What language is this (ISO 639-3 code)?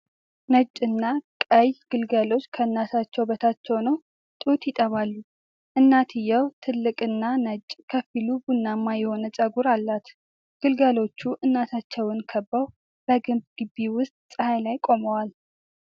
amh